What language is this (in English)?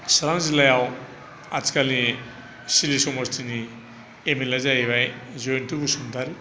Bodo